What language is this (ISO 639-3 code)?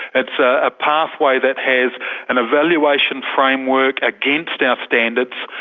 eng